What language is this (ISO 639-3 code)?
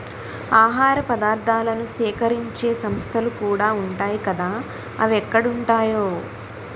tel